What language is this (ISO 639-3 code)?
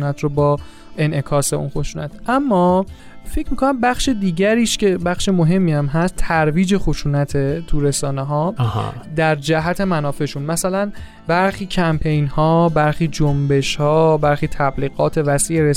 fas